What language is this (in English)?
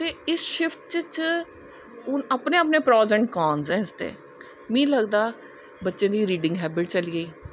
Dogri